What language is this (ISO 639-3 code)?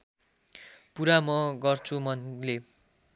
nep